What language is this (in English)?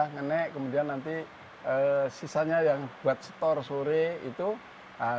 Indonesian